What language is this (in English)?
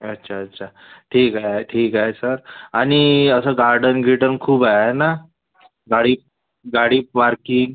Marathi